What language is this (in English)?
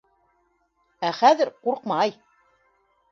Bashkir